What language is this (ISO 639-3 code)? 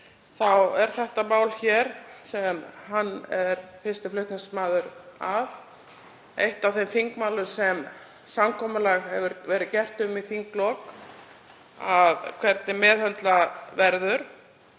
isl